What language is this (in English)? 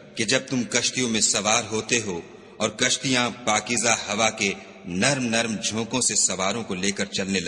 Urdu